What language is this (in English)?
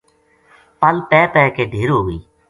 Gujari